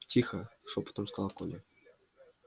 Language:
Russian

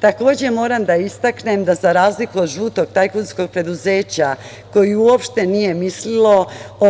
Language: Serbian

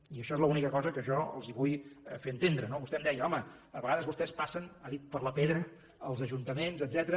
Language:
Catalan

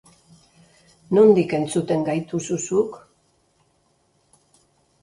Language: Basque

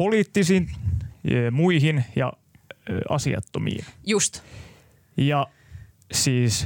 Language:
Finnish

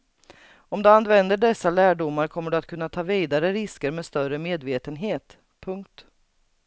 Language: Swedish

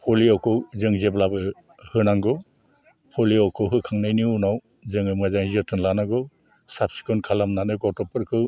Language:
Bodo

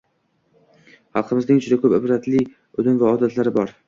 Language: Uzbek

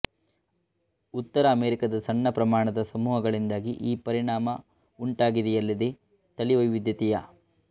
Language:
Kannada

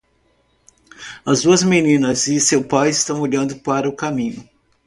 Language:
Portuguese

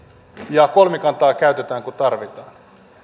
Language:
Finnish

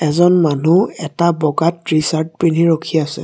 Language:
Assamese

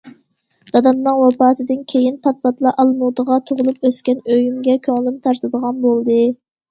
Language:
Uyghur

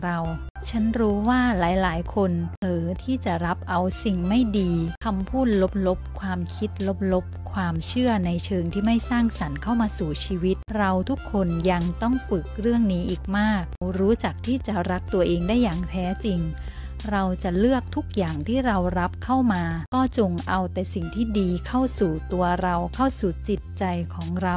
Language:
Thai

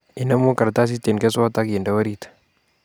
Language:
Kalenjin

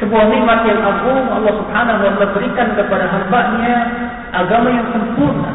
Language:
Malay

